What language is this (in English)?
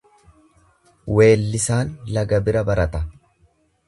Oromo